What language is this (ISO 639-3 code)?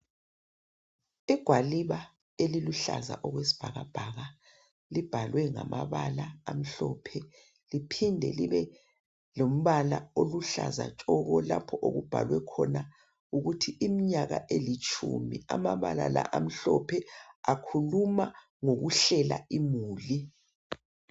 nde